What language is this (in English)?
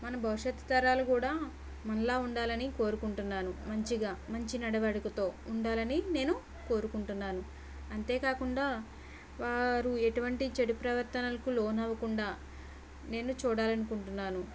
Telugu